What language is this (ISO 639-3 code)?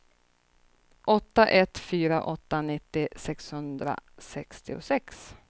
swe